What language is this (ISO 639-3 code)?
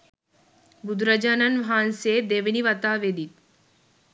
sin